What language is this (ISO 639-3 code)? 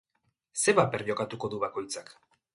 eus